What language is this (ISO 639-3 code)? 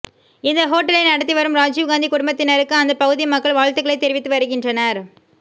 tam